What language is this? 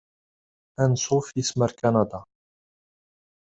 Kabyle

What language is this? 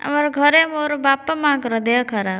Odia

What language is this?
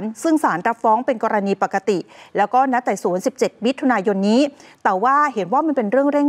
Thai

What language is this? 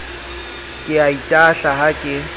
Southern Sotho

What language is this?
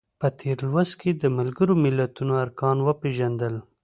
Pashto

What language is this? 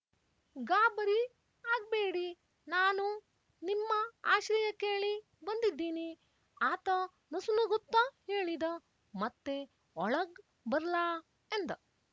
Kannada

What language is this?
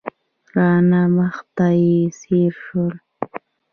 Pashto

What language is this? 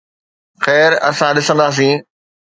Sindhi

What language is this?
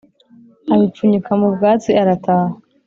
Kinyarwanda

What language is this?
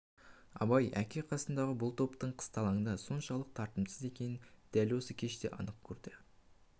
Kazakh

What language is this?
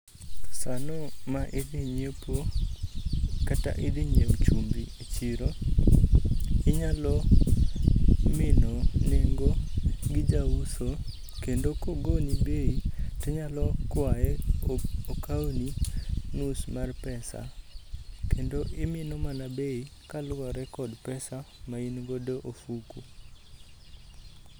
Luo (Kenya and Tanzania)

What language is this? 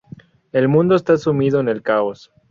Spanish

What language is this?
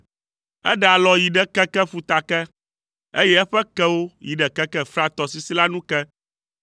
Ewe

